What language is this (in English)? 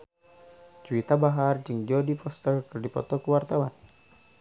Sundanese